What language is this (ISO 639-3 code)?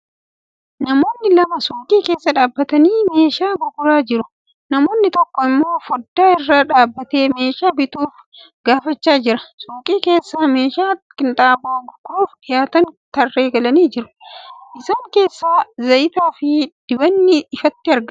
orm